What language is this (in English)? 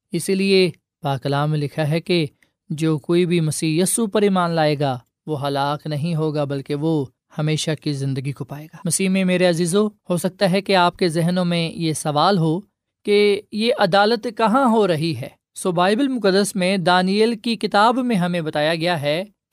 Urdu